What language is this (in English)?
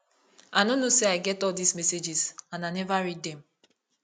Nigerian Pidgin